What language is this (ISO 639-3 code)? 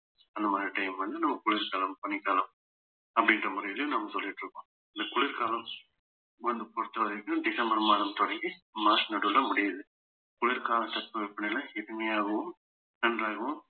tam